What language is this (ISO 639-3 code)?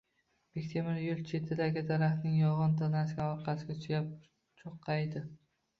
uzb